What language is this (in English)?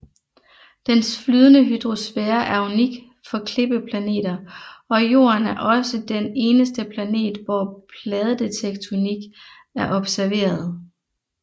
Danish